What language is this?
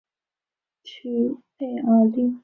Chinese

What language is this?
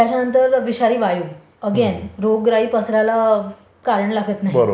Marathi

